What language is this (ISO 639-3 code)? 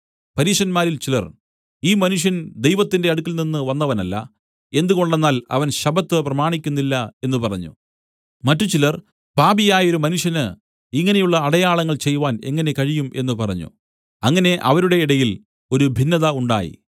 mal